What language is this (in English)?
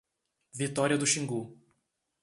Portuguese